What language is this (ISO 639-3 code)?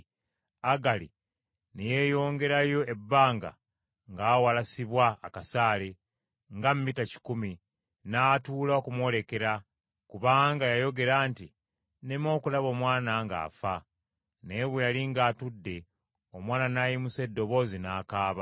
lug